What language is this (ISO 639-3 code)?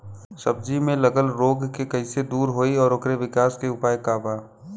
bho